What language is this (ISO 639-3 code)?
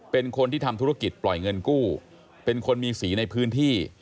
tha